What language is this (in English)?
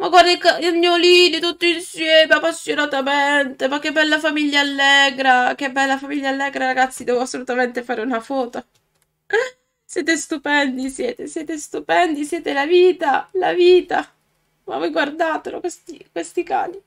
Italian